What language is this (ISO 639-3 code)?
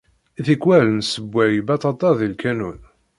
kab